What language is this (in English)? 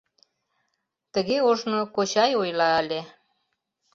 Mari